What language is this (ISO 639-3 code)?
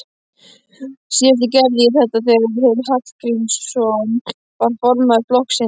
isl